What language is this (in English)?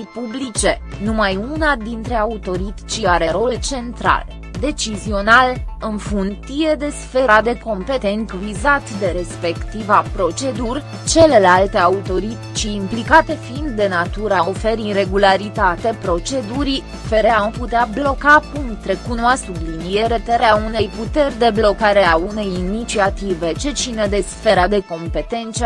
Romanian